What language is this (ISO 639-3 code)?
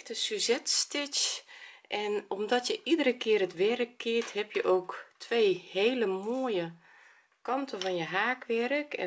nld